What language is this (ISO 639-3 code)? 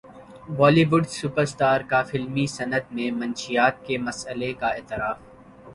urd